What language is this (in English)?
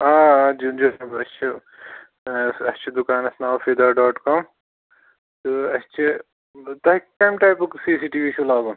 Kashmiri